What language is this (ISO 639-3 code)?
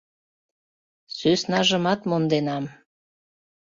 chm